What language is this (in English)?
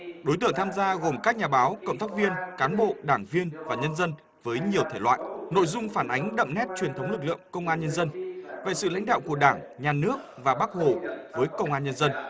Vietnamese